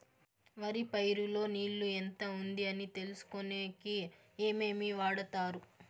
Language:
Telugu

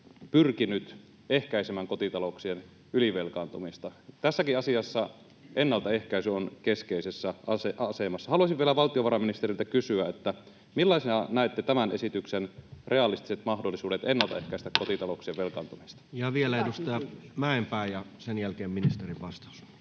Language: Finnish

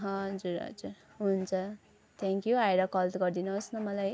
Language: Nepali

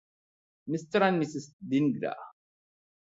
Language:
Malayalam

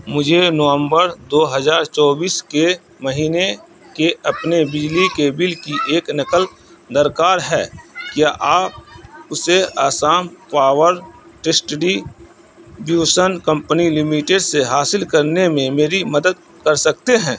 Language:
Urdu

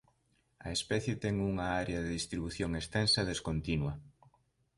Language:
Galician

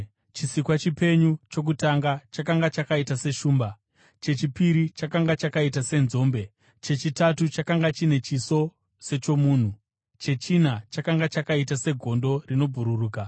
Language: Shona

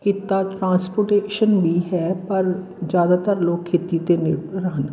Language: Punjabi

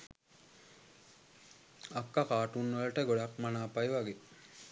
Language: Sinhala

